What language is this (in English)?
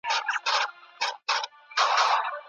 Pashto